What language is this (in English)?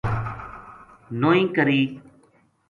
Gujari